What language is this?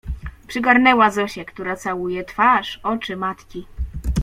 Polish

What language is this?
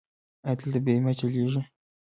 Pashto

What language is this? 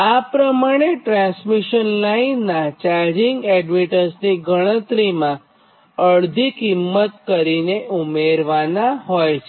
Gujarati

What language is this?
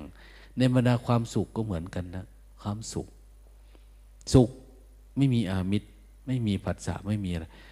Thai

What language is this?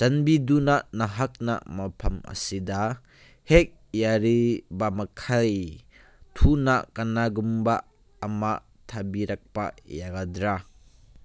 Manipuri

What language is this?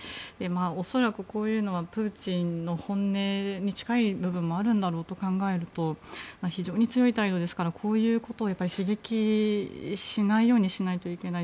Japanese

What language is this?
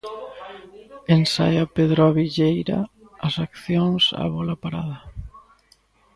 Galician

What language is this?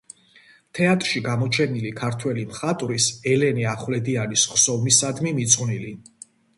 Georgian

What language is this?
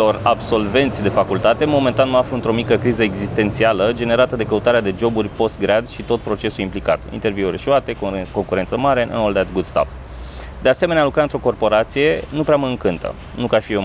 Romanian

